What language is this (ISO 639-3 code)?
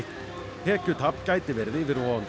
isl